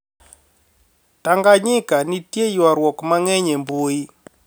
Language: Luo (Kenya and Tanzania)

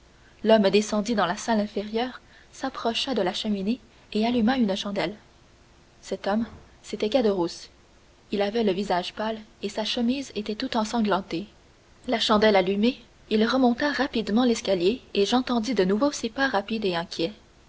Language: French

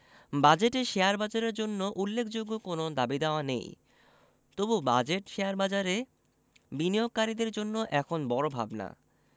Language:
Bangla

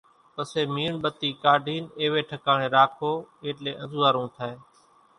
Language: Kachi Koli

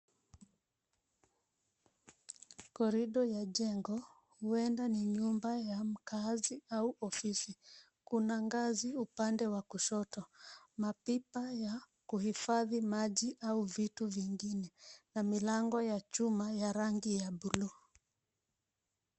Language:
Swahili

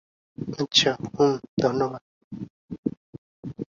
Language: Bangla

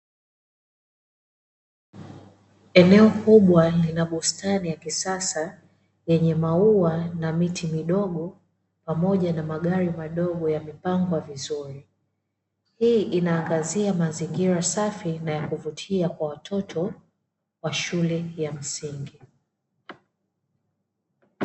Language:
Swahili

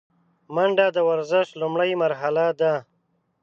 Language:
Pashto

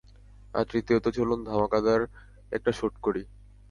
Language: Bangla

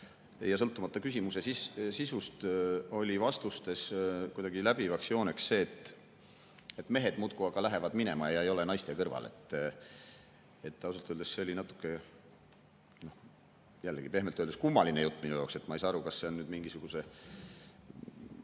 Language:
Estonian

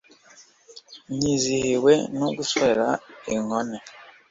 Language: Kinyarwanda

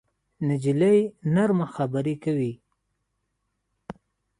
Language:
Pashto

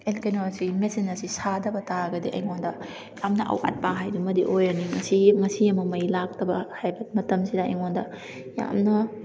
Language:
Manipuri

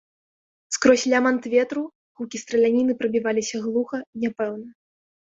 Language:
Belarusian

